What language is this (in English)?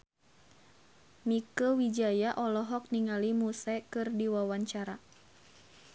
Sundanese